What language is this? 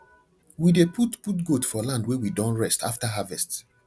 Nigerian Pidgin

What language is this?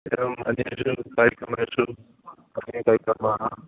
Sanskrit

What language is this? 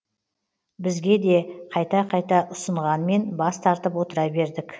Kazakh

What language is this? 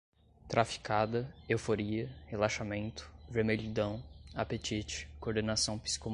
Portuguese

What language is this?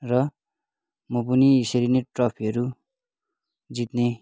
Nepali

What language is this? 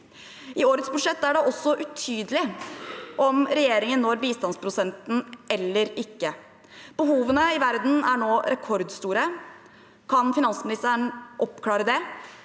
Norwegian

